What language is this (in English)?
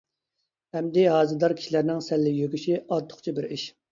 Uyghur